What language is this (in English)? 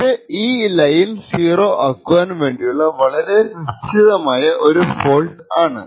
Malayalam